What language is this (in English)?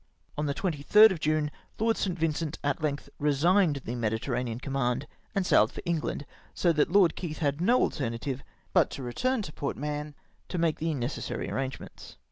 English